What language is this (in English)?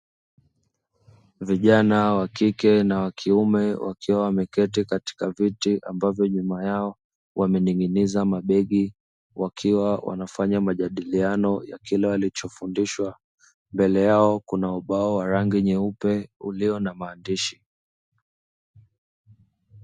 Swahili